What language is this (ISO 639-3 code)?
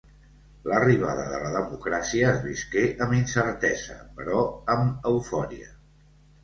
cat